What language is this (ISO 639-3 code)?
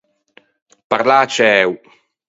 lij